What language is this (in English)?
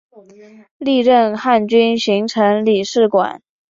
Chinese